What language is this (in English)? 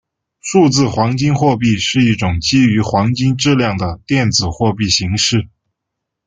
Chinese